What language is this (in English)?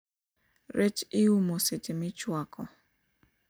Luo (Kenya and Tanzania)